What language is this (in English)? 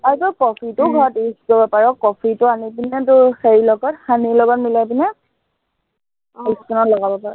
Assamese